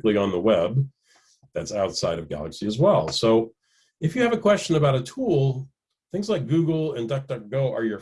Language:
English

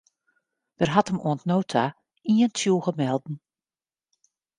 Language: Western Frisian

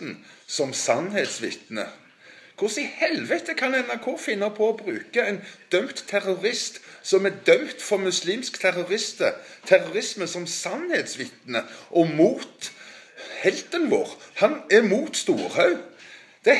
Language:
Norwegian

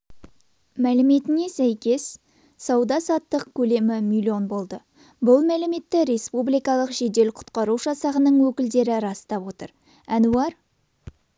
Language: Kazakh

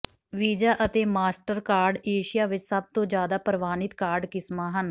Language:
Punjabi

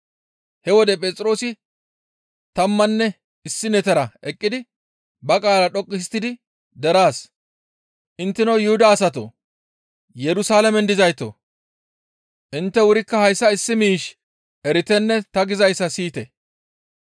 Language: Gamo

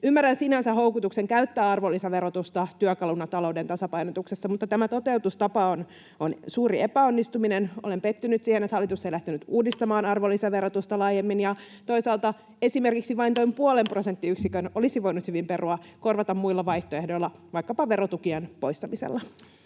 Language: Finnish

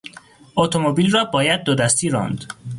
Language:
Persian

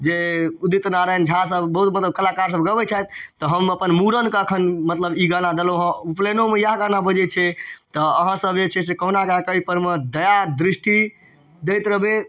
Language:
Maithili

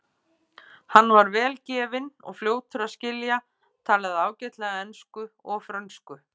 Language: Icelandic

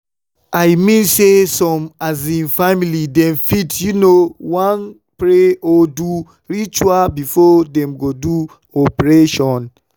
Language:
Nigerian Pidgin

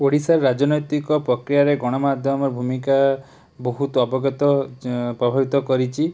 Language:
Odia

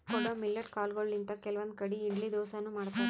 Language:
Kannada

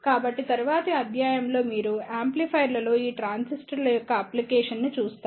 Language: Telugu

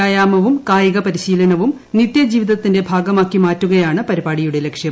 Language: Malayalam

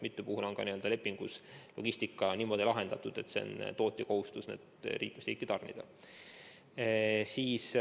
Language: Estonian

